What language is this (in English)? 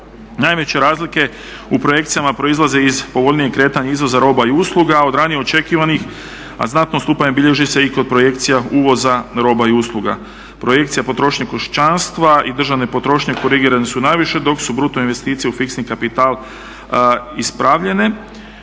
Croatian